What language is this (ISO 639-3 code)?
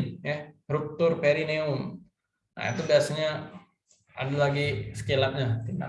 ind